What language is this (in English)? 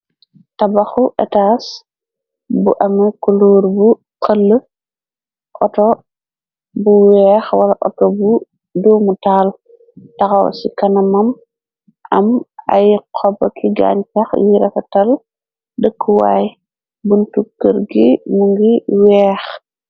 Wolof